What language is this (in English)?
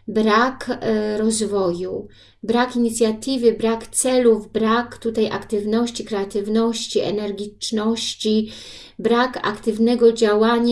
Polish